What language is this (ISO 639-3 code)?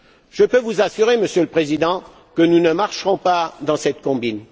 fra